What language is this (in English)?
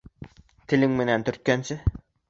Bashkir